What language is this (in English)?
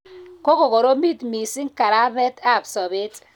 Kalenjin